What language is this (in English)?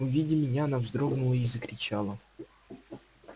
Russian